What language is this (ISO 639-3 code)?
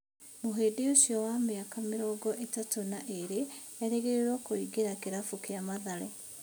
kik